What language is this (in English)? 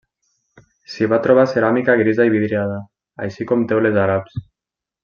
Catalan